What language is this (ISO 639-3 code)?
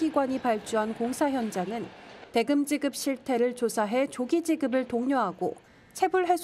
kor